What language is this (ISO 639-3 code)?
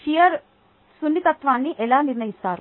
tel